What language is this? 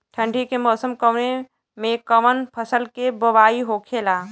Bhojpuri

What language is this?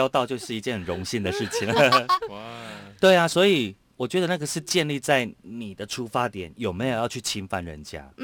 Chinese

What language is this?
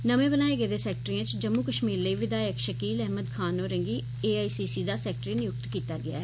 Dogri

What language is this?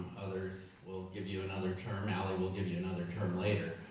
English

